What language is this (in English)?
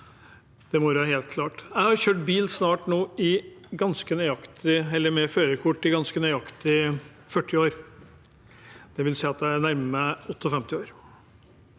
Norwegian